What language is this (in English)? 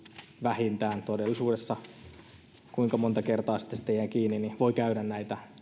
Finnish